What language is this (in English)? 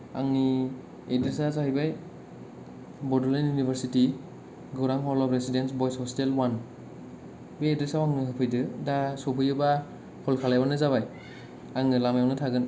Bodo